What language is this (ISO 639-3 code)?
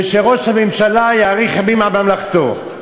heb